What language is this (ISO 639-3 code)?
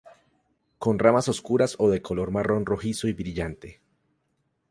spa